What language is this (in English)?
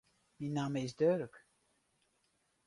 Western Frisian